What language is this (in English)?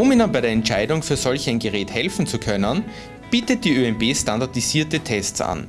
German